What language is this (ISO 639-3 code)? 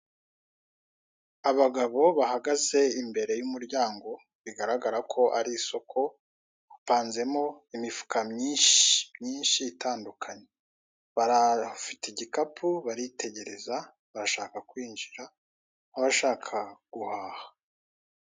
kin